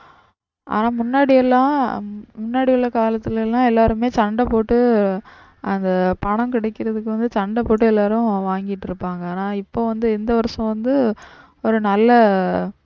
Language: Tamil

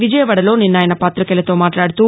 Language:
Telugu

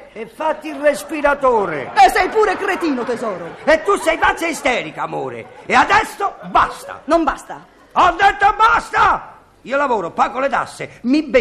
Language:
Italian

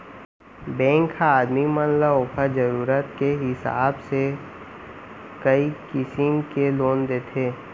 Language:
Chhattisgarhi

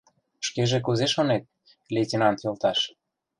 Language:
Mari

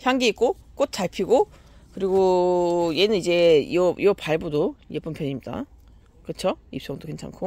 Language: Korean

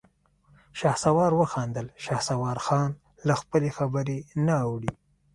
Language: Pashto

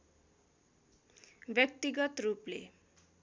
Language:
Nepali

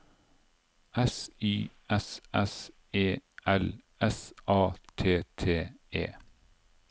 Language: Norwegian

